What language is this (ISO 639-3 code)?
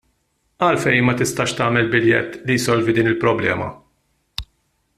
mlt